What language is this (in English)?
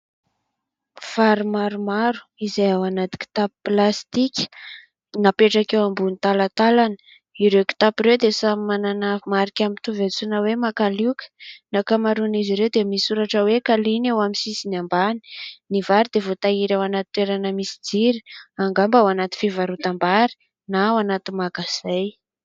Malagasy